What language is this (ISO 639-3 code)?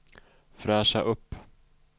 swe